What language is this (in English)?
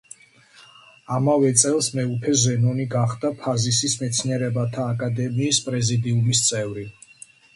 Georgian